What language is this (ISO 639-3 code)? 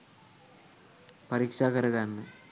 sin